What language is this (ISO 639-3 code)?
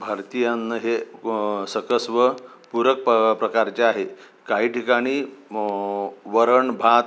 mar